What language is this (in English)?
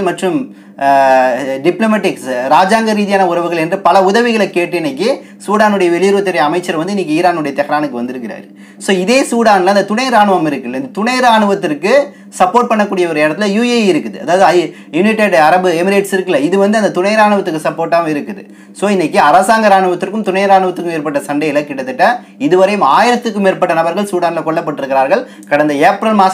Korean